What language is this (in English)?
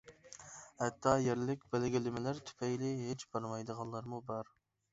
Uyghur